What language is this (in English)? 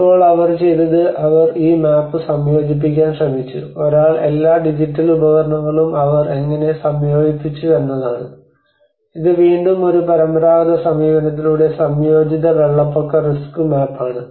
Malayalam